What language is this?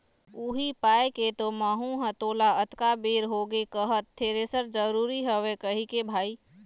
Chhattisgarhi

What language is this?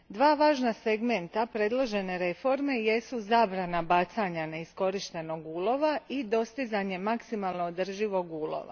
Croatian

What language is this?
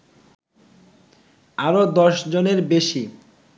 Bangla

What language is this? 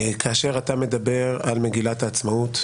Hebrew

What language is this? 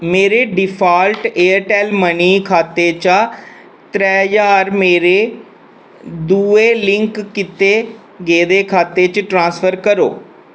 Dogri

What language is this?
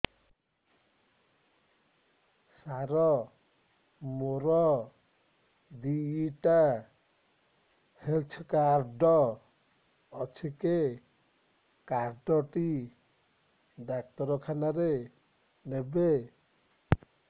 Odia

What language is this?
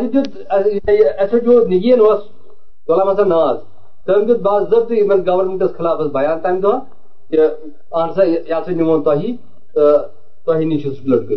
Urdu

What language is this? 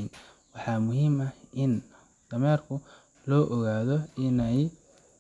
Somali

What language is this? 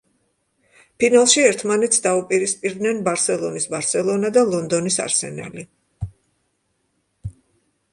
Georgian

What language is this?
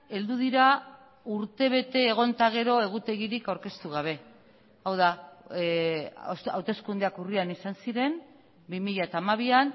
Basque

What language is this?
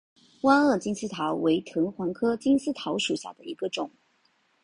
Chinese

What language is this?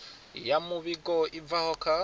Venda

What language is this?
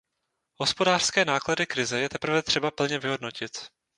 Czech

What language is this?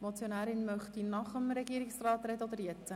Swiss German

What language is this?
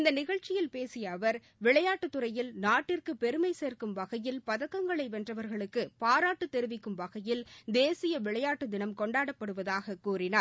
Tamil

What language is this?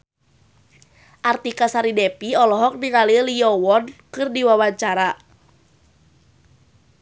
Sundanese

